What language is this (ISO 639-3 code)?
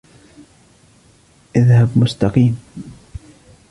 ara